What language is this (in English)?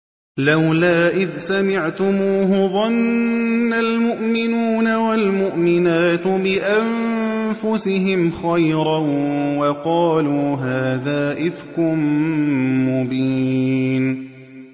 Arabic